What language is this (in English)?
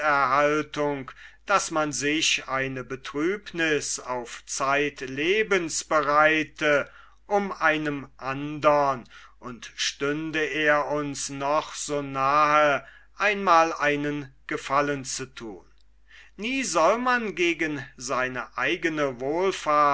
German